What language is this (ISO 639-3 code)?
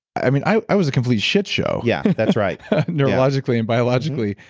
eng